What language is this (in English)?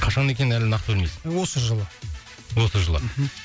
Kazakh